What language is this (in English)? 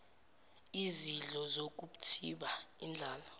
Zulu